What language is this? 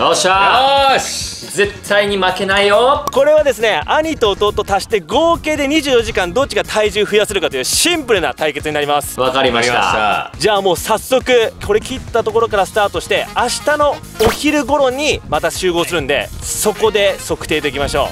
Japanese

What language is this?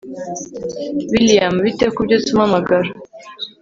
Kinyarwanda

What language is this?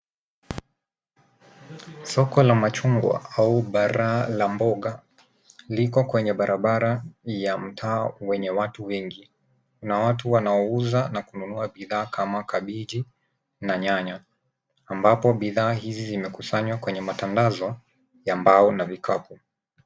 Swahili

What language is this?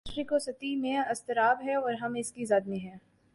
Urdu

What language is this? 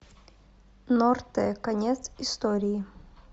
Russian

